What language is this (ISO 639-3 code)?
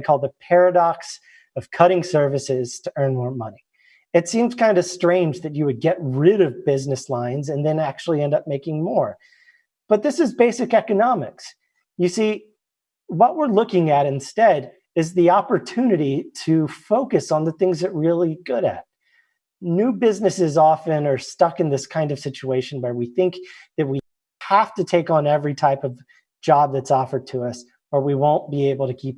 eng